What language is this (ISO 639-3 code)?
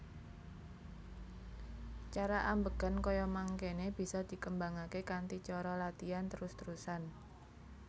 jav